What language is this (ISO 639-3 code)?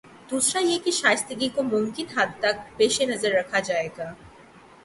urd